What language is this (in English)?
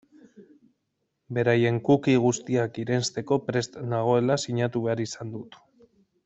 Basque